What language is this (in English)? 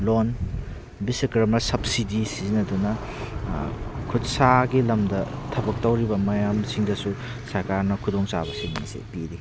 Manipuri